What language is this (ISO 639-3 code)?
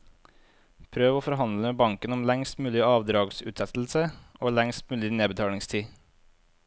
nor